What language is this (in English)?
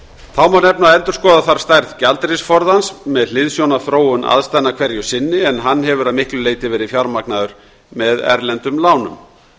Icelandic